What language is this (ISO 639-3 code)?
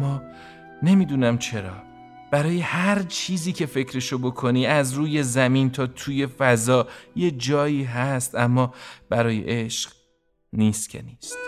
fas